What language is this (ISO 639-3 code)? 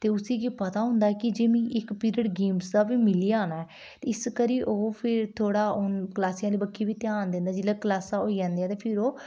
doi